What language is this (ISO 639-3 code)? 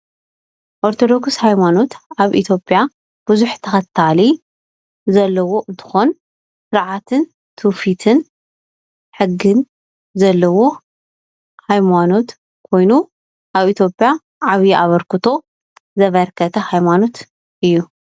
tir